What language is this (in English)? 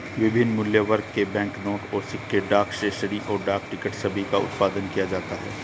Hindi